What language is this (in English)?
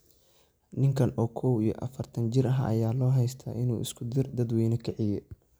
Somali